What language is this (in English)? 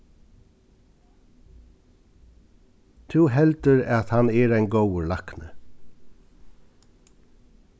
Faroese